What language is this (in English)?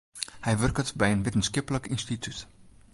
Western Frisian